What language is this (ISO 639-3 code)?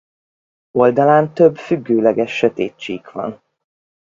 hun